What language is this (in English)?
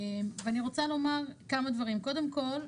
Hebrew